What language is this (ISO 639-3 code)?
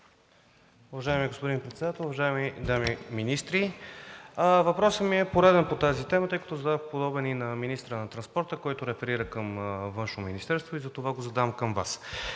bul